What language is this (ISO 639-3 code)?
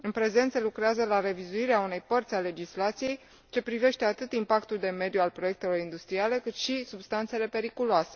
ron